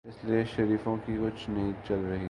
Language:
Urdu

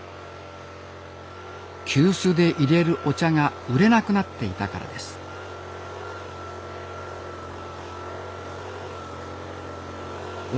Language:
Japanese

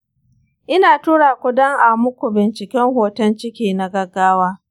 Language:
Hausa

